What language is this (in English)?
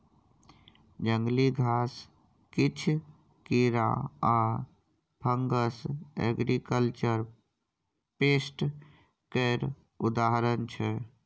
Maithili